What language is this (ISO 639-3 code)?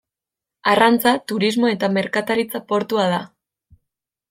eus